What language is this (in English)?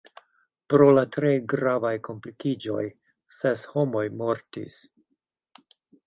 Esperanto